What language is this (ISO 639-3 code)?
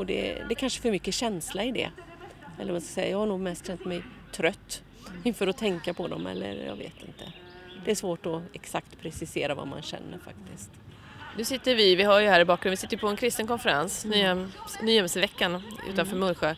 swe